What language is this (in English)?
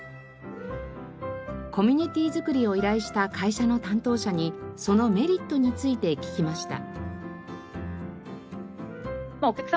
Japanese